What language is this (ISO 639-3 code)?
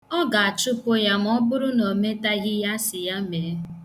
ibo